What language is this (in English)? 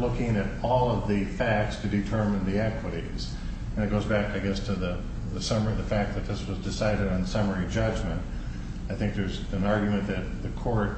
English